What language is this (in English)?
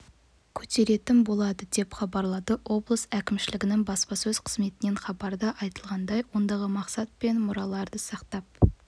Kazakh